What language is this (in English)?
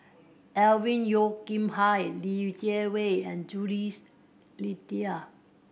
English